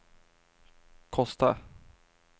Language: Swedish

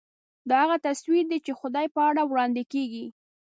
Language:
Pashto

